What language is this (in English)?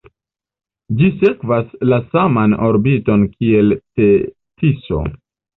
Esperanto